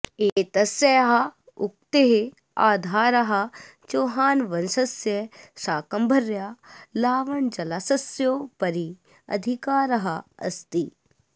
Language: Sanskrit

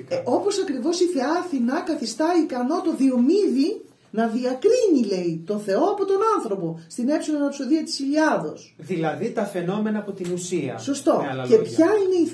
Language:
Greek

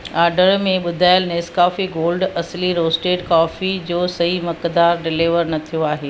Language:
Sindhi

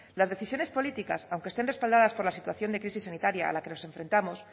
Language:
Spanish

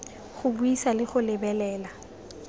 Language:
Tswana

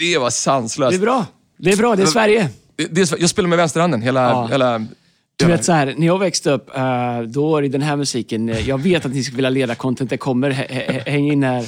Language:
Swedish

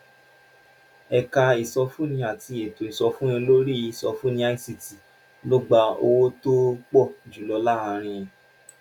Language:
Yoruba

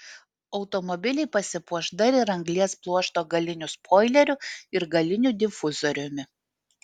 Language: Lithuanian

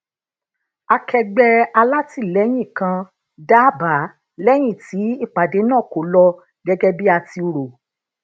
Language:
Yoruba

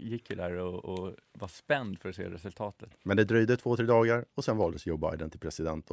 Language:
Swedish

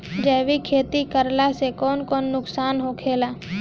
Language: Bhojpuri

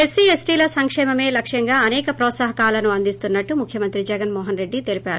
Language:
Telugu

